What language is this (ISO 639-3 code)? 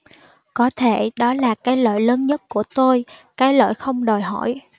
vie